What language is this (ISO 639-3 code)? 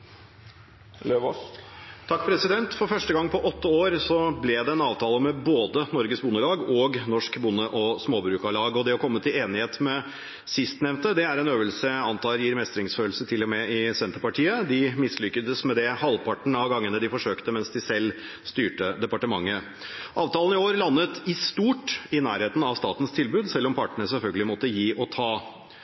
nor